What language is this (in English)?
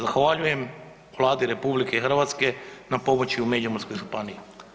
Croatian